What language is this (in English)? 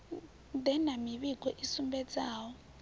Venda